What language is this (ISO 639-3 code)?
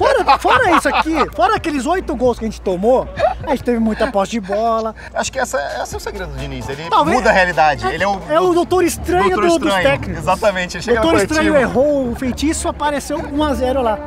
por